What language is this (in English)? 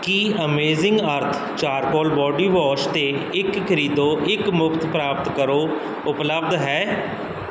Punjabi